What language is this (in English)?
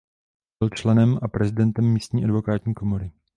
Czech